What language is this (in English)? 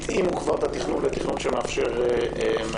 Hebrew